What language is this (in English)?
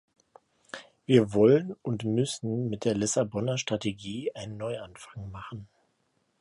German